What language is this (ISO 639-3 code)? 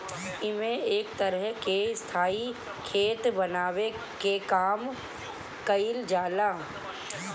bho